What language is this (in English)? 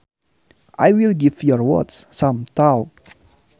Sundanese